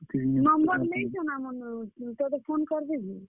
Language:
Odia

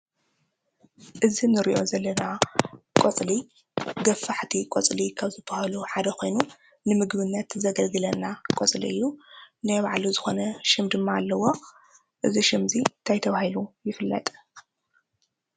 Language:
Tigrinya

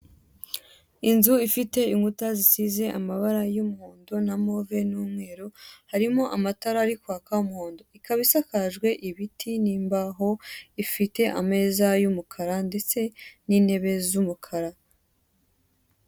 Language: Kinyarwanda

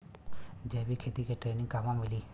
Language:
Bhojpuri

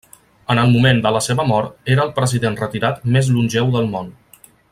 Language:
Catalan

